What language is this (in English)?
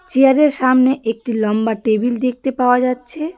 Bangla